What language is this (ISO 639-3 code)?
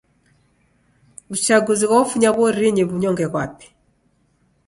dav